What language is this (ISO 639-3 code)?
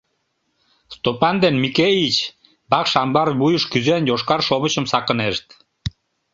chm